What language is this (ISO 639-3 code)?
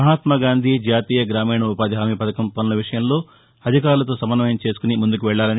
tel